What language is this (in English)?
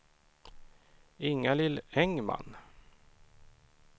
Swedish